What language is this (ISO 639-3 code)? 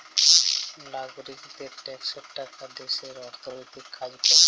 ben